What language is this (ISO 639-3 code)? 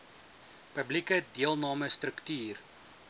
afr